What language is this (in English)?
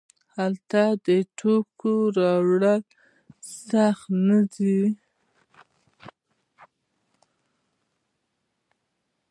Pashto